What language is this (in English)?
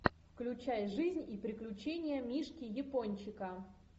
Russian